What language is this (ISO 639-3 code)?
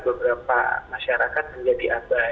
ind